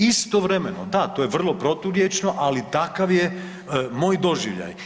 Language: Croatian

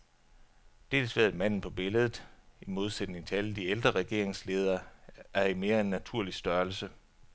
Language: Danish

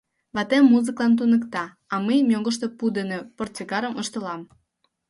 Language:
Mari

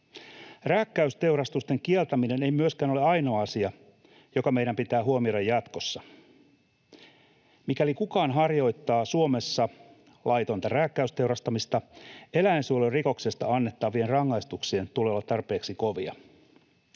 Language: Finnish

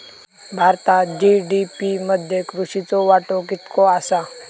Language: Marathi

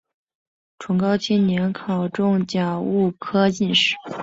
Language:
Chinese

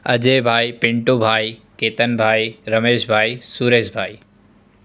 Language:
Gujarati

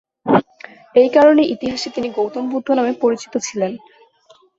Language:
Bangla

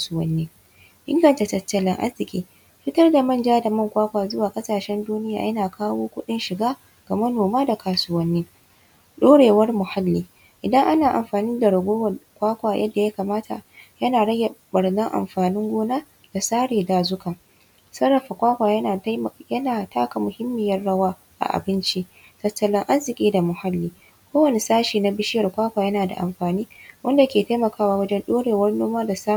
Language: Hausa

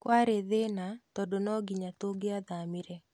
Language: Kikuyu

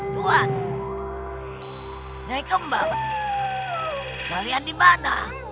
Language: Indonesian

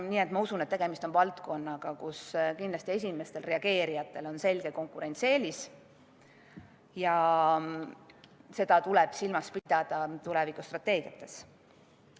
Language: Estonian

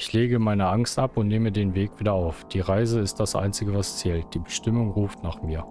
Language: German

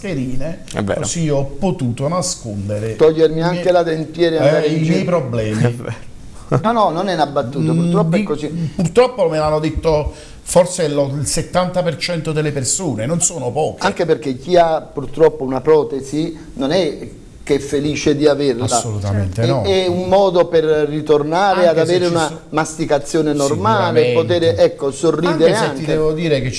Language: Italian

